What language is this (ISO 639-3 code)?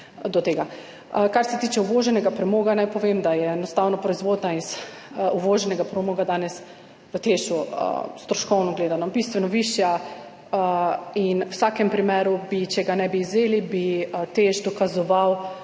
slv